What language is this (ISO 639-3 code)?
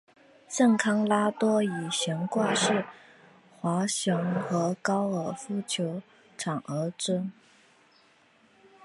zho